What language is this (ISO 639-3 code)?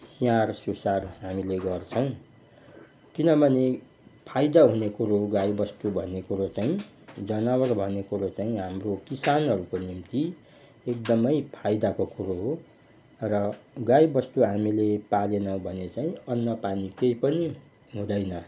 nep